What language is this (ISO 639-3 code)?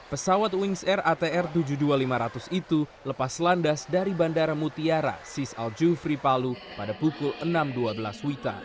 ind